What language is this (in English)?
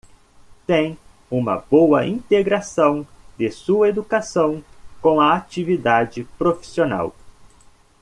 Portuguese